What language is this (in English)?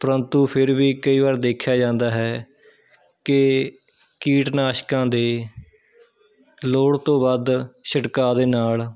Punjabi